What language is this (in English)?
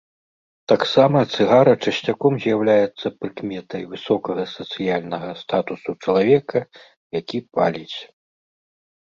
Belarusian